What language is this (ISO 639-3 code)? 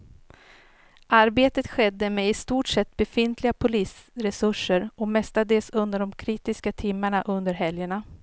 swe